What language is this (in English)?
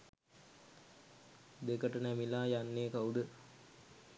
Sinhala